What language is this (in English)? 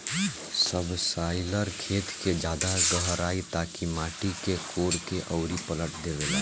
Bhojpuri